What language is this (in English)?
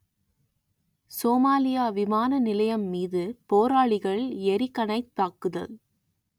Tamil